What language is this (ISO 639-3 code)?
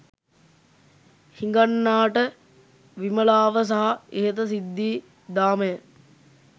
sin